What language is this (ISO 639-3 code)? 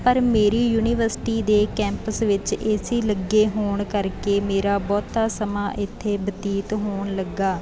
pan